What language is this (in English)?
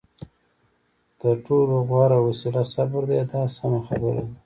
Pashto